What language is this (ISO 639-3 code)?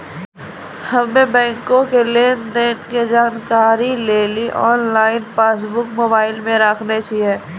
mai